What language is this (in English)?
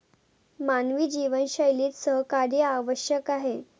Marathi